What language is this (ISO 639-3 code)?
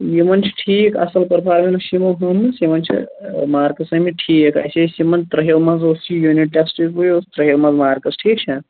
kas